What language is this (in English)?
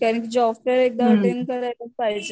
Marathi